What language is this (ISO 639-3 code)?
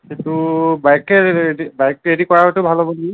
asm